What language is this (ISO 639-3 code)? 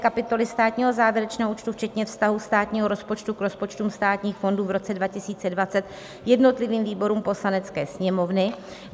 ces